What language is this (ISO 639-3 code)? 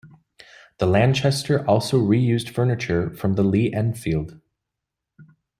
eng